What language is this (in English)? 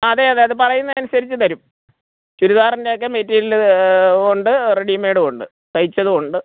Malayalam